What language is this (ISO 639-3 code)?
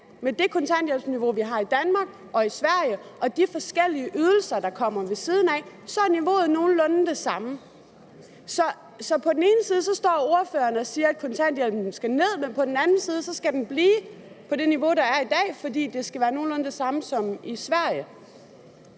dan